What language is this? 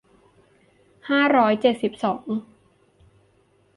Thai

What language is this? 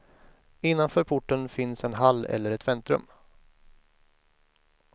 Swedish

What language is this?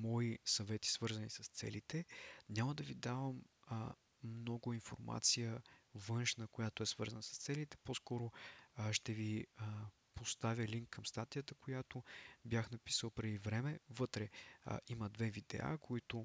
Bulgarian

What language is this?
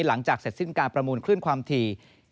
Thai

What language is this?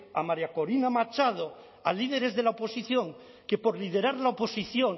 Spanish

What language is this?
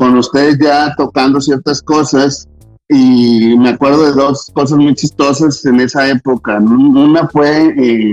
Spanish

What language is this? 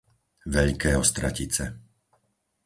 Slovak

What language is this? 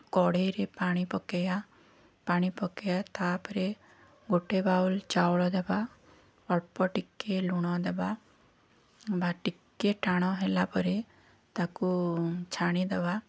Odia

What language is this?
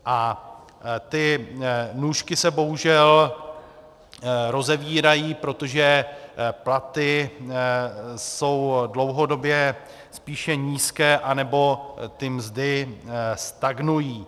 Czech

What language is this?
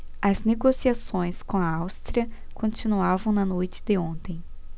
Portuguese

